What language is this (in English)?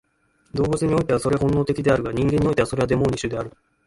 Japanese